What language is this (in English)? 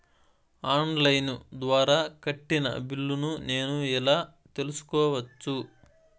Telugu